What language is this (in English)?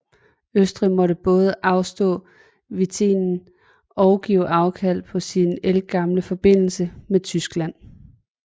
Danish